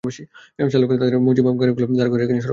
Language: Bangla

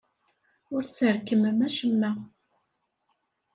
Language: Kabyle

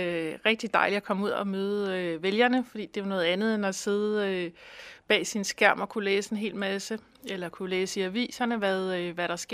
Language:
Danish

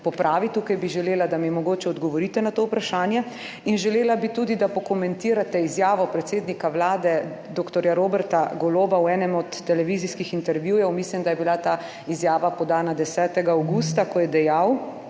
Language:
Slovenian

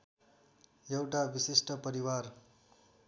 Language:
Nepali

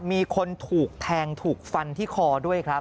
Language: Thai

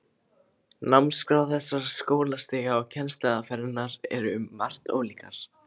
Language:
Icelandic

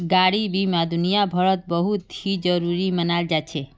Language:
Magahi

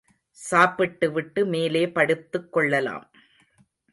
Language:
Tamil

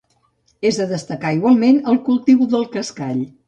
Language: Catalan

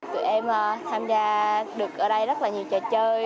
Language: Vietnamese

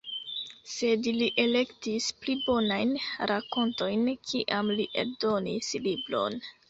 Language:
Esperanto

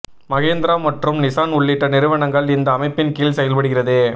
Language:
Tamil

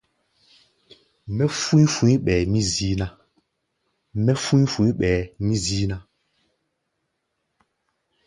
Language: Gbaya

